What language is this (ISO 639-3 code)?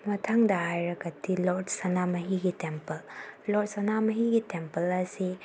mni